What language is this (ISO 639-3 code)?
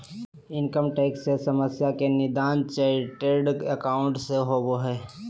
mag